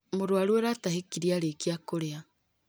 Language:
Kikuyu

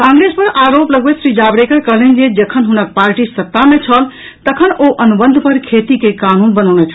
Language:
Maithili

